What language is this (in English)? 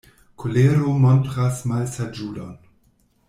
Esperanto